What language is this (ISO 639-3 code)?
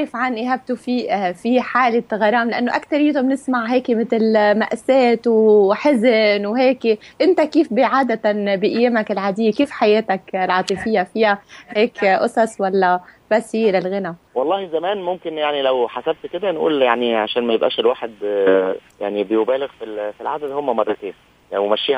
ara